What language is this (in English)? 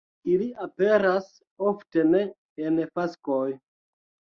Esperanto